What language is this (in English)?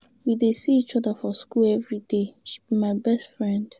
Nigerian Pidgin